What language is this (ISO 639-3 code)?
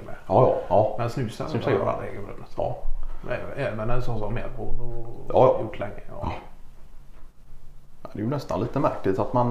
swe